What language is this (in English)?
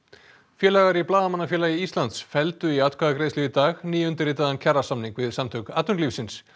Icelandic